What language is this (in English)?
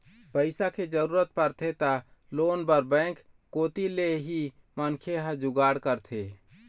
Chhattisgarhi